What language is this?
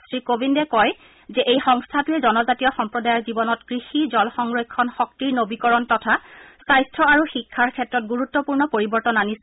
Assamese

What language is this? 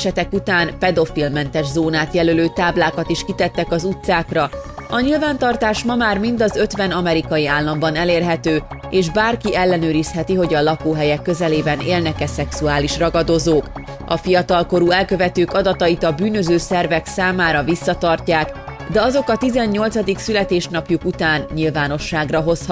Hungarian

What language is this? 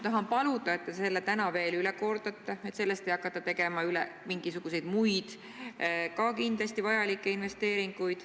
Estonian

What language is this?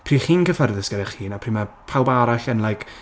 Welsh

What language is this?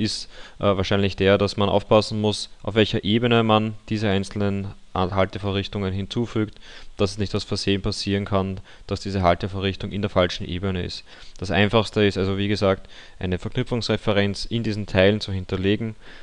German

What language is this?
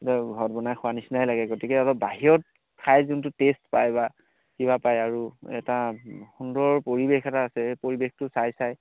Assamese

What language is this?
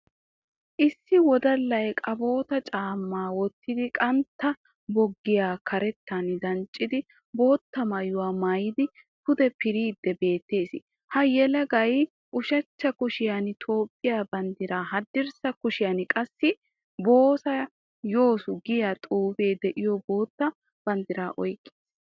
Wolaytta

